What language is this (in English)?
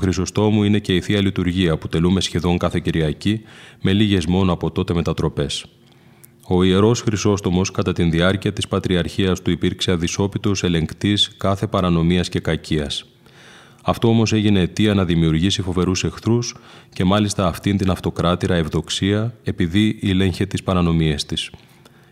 Greek